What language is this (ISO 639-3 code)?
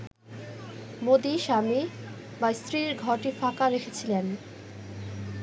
ben